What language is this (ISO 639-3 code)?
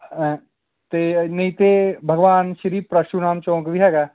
pan